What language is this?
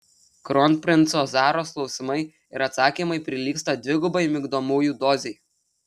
Lithuanian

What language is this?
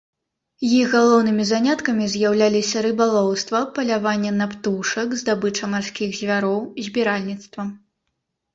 Belarusian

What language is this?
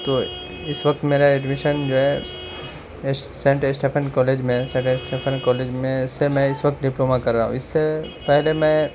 Urdu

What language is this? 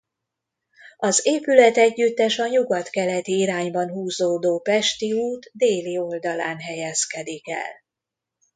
Hungarian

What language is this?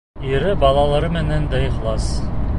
Bashkir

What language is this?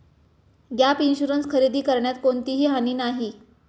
Marathi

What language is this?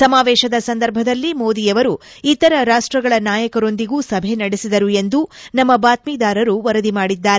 Kannada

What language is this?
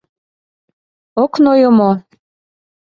Mari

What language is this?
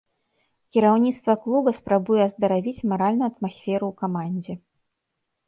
Belarusian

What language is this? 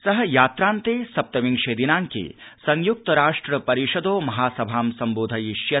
Sanskrit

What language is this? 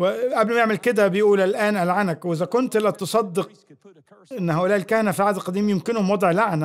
Arabic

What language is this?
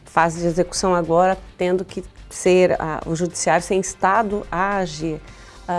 Portuguese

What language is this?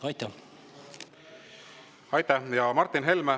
Estonian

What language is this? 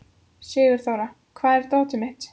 Icelandic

